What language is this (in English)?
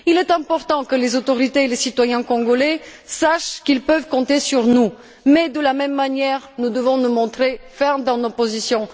French